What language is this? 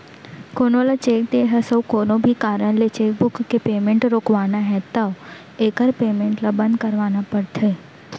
Chhattisgarhi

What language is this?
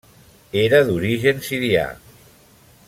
Catalan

